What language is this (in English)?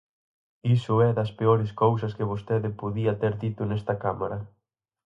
Galician